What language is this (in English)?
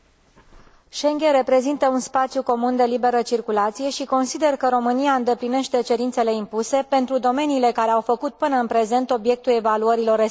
Romanian